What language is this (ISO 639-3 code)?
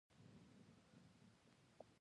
pus